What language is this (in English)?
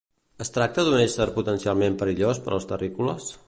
Catalan